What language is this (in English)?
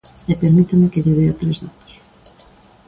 Galician